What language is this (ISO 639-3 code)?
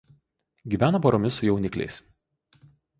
lit